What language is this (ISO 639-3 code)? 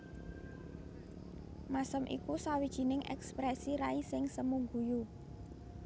jav